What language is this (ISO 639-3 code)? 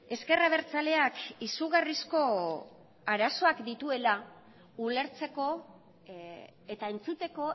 eus